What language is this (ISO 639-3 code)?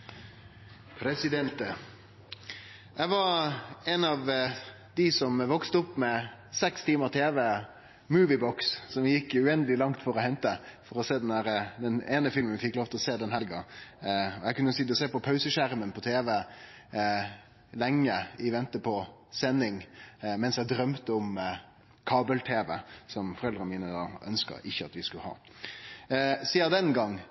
nor